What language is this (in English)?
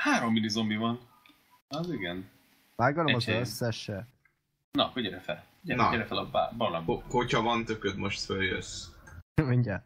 Hungarian